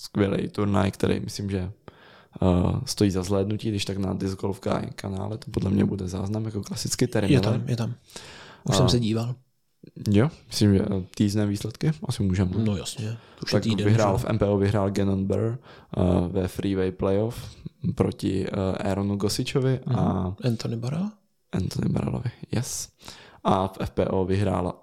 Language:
Czech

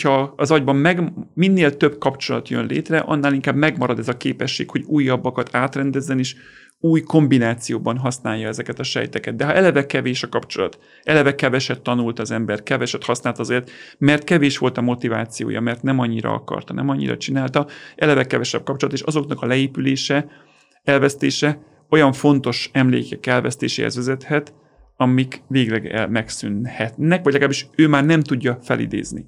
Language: Hungarian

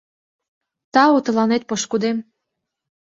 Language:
Mari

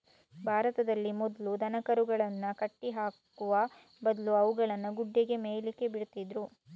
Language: Kannada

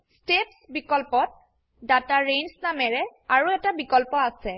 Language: Assamese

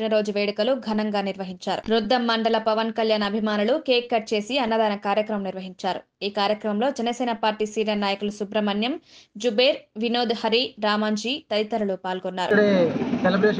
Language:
Telugu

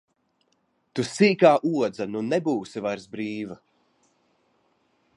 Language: Latvian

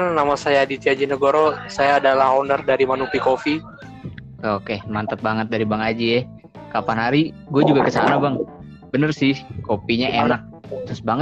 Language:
Indonesian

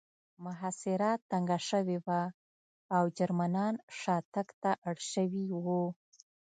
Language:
Pashto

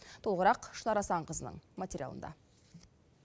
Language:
Kazakh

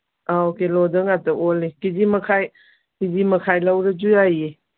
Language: Manipuri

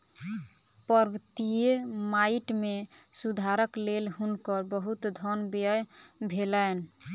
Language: Maithili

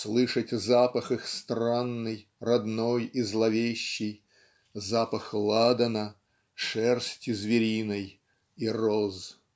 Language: Russian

